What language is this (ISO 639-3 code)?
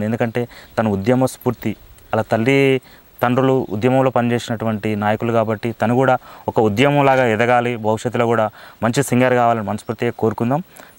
tel